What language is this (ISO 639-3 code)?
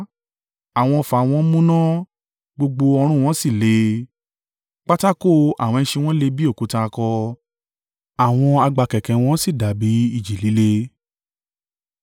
yor